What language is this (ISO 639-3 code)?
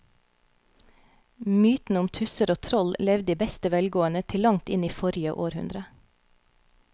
nor